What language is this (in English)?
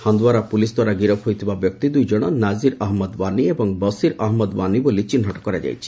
Odia